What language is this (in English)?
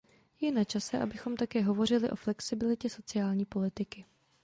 Czech